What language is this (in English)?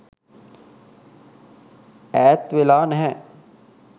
Sinhala